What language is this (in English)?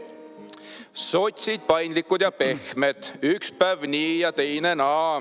Estonian